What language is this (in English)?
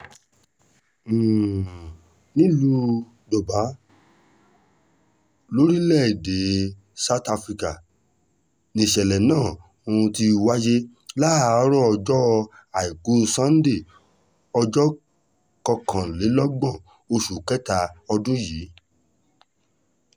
Yoruba